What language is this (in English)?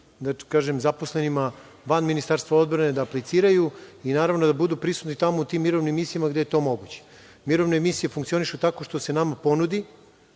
Serbian